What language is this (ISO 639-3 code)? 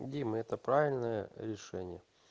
rus